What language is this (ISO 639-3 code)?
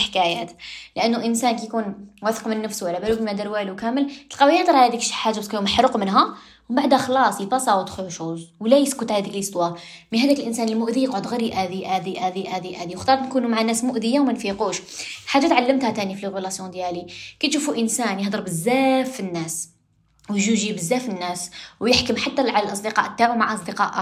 ara